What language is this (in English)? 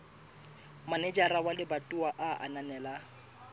Southern Sotho